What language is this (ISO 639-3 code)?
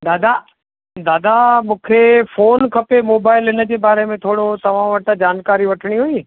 snd